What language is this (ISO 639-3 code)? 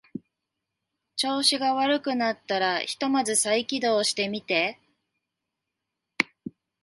jpn